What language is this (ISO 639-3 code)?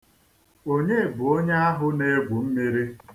ibo